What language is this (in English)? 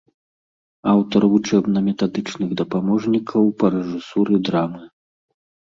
Belarusian